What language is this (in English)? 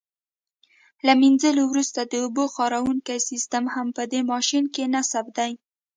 Pashto